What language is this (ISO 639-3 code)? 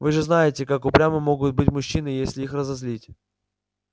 rus